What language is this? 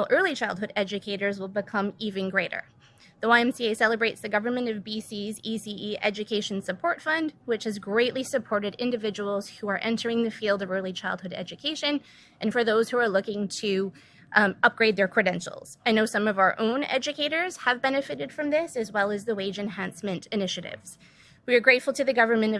English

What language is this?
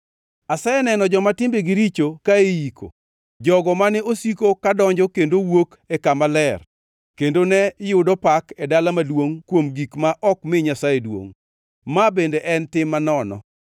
Luo (Kenya and Tanzania)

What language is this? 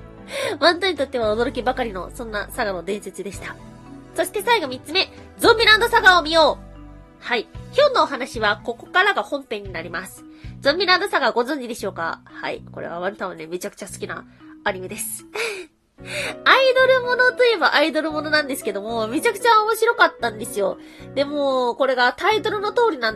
Japanese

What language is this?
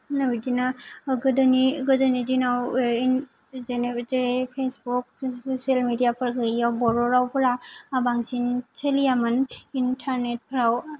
Bodo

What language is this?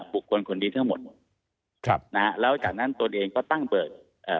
Thai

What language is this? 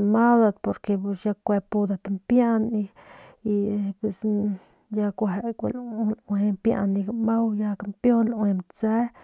Northern Pame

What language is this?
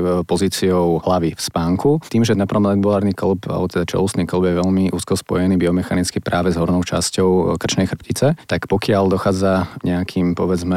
Slovak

